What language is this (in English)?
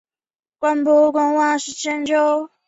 Chinese